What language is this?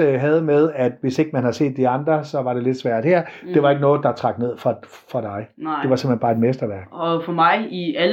Danish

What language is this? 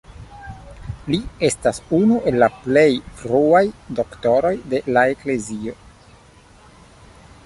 Esperanto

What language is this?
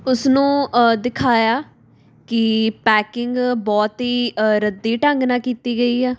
Punjabi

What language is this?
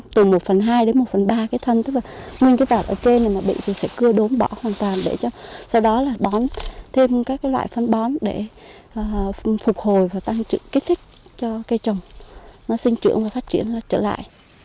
Vietnamese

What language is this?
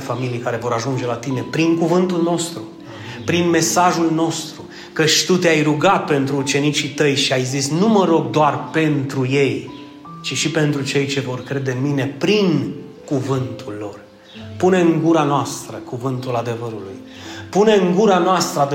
Romanian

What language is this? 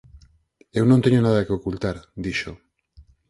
Galician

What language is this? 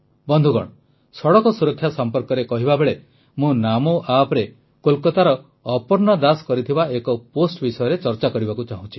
Odia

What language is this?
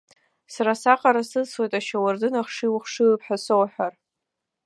Abkhazian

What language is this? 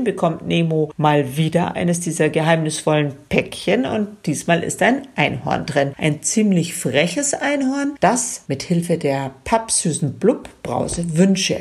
German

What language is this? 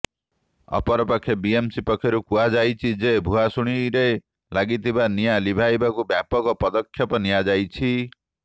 Odia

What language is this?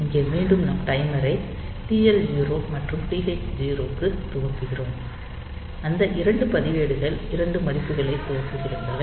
Tamil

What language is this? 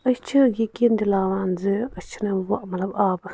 Kashmiri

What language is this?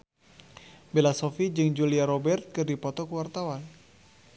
Sundanese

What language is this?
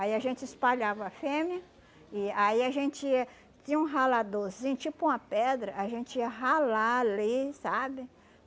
Portuguese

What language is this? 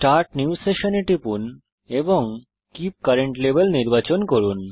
Bangla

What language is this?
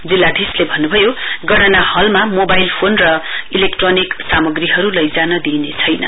Nepali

